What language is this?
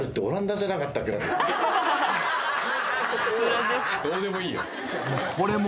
Japanese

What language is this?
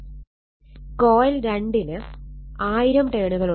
Malayalam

